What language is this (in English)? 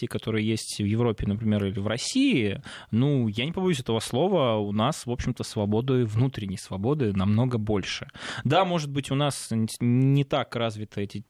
Russian